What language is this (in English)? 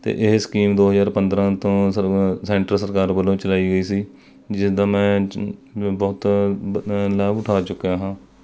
Punjabi